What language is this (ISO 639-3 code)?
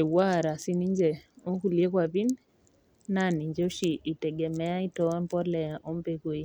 mas